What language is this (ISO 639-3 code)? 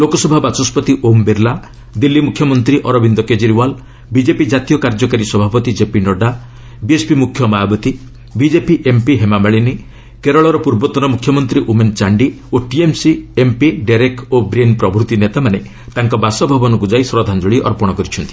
ori